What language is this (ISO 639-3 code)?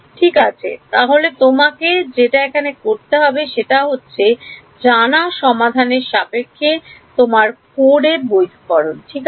ben